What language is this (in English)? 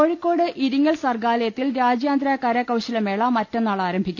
Malayalam